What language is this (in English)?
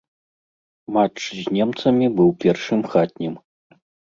Belarusian